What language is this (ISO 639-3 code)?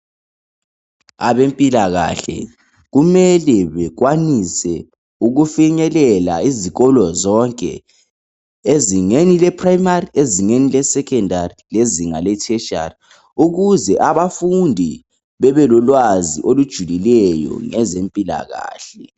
nde